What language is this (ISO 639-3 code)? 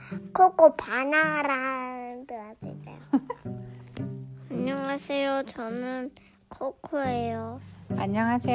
kor